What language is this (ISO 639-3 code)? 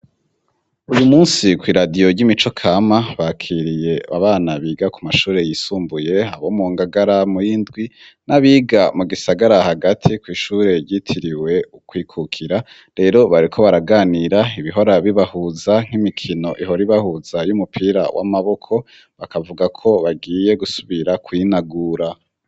run